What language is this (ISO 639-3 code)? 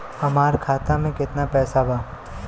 bho